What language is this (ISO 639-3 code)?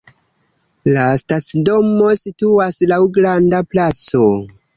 epo